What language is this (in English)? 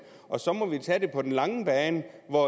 Danish